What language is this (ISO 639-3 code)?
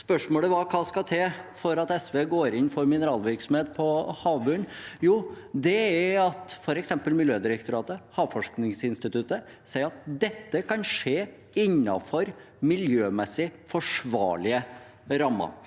nor